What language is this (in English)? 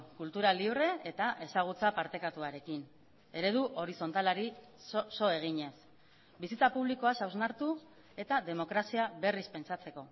Basque